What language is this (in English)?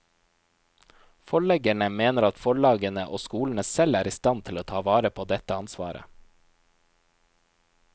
Norwegian